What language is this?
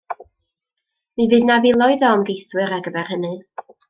Welsh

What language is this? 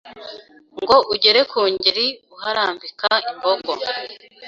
Kinyarwanda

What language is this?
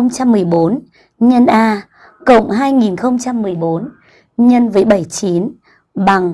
Vietnamese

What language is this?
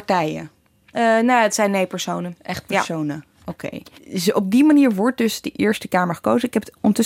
Dutch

